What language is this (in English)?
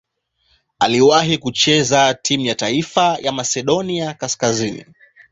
Swahili